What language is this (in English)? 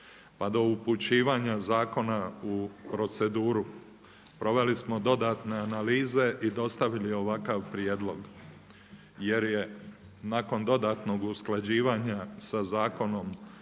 Croatian